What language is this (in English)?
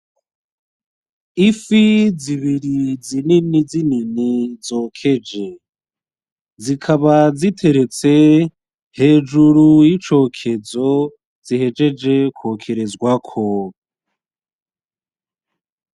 Rundi